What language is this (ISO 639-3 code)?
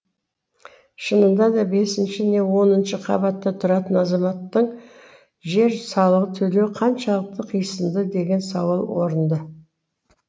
kaz